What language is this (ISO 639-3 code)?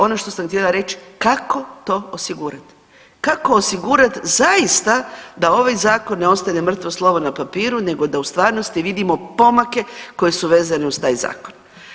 hrv